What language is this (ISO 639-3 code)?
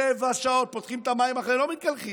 heb